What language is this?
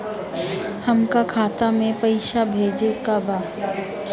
Bhojpuri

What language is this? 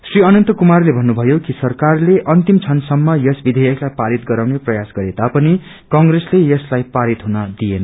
Nepali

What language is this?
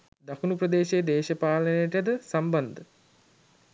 Sinhala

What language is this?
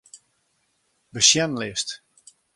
Western Frisian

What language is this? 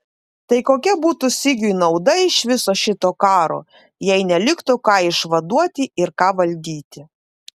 Lithuanian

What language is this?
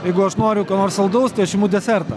Lithuanian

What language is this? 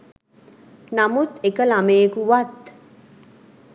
Sinhala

